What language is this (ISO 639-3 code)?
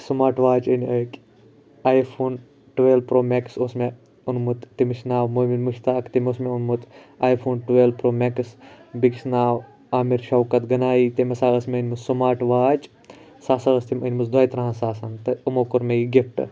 kas